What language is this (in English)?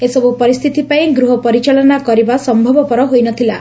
Odia